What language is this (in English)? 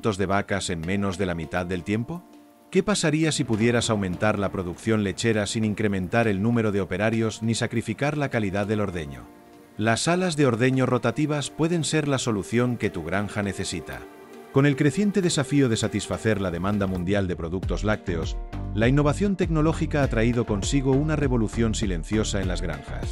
Spanish